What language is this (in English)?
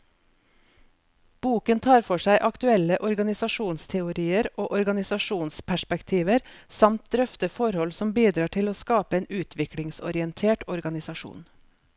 Norwegian